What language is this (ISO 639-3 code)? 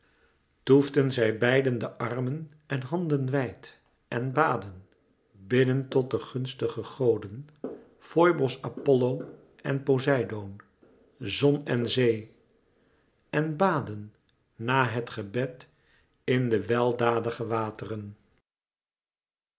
nld